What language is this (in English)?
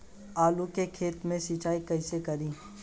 Bhojpuri